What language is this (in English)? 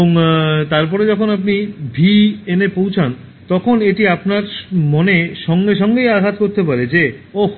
Bangla